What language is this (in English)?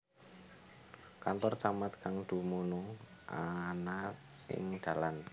Javanese